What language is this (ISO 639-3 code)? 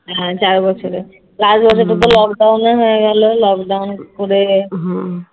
ben